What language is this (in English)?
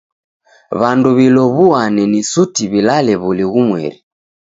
Taita